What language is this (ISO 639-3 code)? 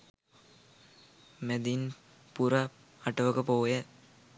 sin